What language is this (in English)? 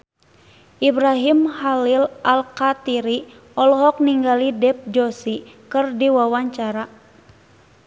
Sundanese